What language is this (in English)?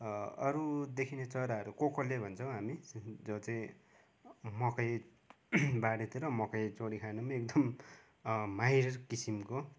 Nepali